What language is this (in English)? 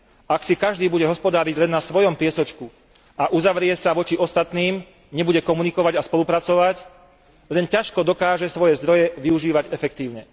Slovak